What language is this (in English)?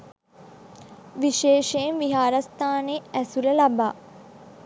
Sinhala